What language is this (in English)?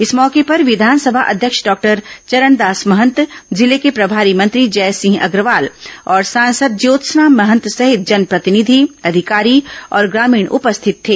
Hindi